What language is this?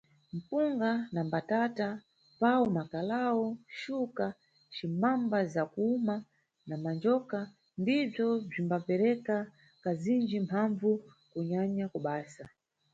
Nyungwe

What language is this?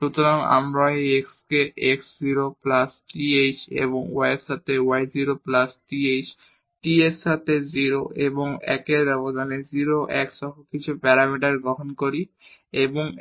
Bangla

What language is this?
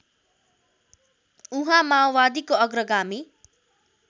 Nepali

